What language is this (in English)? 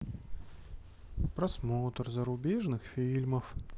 Russian